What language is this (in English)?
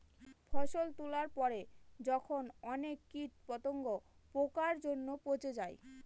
Bangla